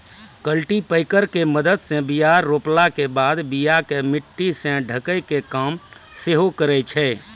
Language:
Maithili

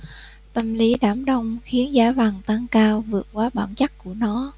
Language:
Vietnamese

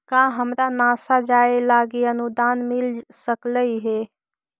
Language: Magahi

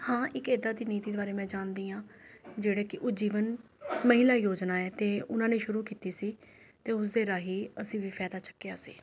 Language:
Punjabi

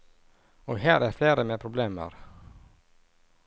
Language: Norwegian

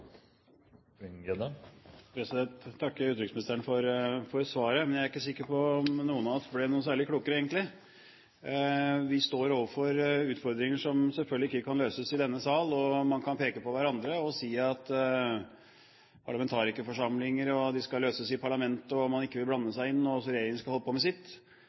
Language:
Norwegian Bokmål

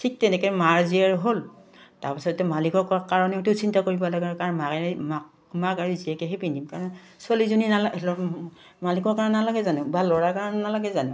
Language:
Assamese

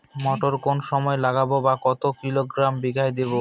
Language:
Bangla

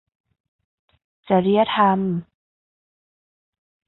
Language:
Thai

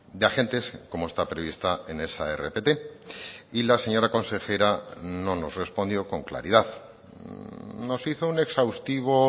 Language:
Spanish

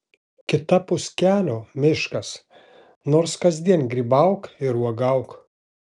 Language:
Lithuanian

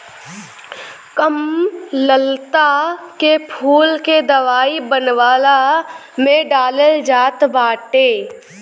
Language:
Bhojpuri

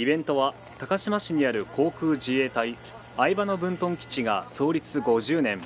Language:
Japanese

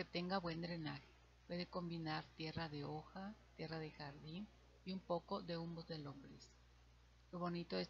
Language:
Spanish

